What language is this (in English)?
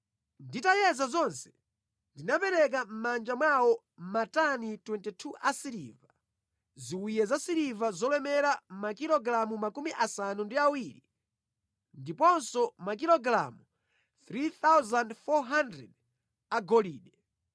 Nyanja